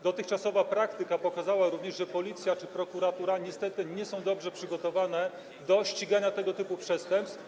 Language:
Polish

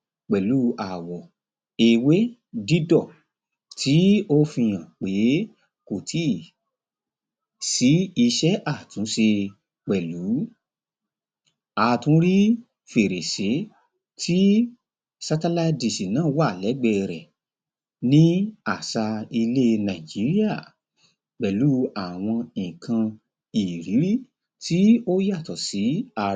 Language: Yoruba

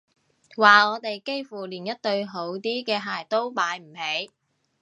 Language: Cantonese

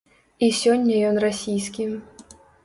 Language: Belarusian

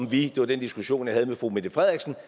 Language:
Danish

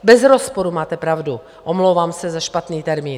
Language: Czech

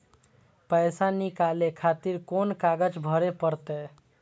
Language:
Maithili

